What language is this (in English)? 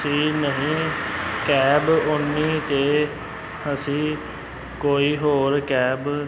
Punjabi